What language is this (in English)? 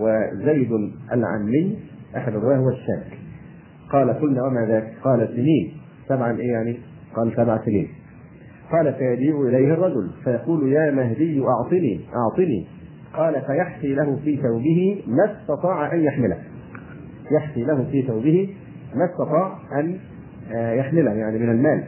Arabic